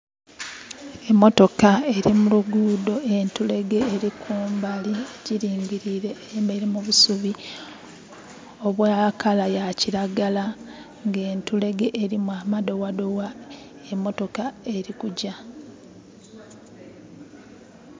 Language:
Soga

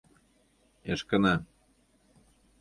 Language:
Mari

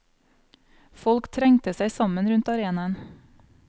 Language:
Norwegian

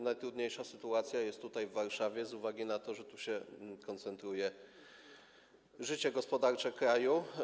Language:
Polish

